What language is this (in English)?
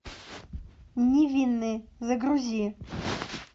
Russian